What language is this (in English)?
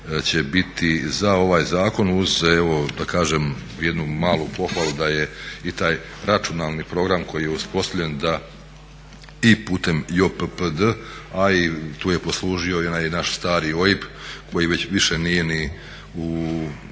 Croatian